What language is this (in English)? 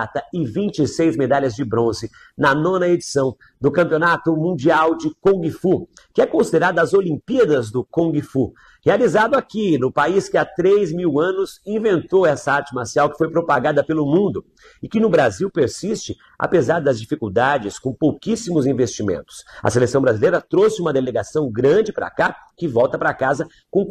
Portuguese